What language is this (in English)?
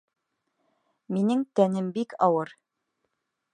Bashkir